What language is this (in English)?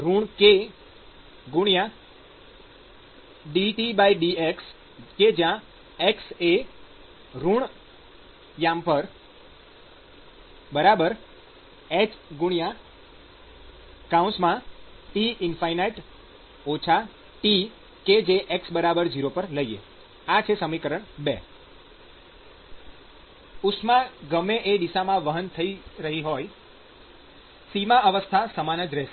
Gujarati